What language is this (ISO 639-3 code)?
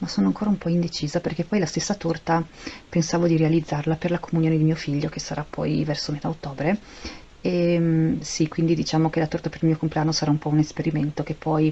ita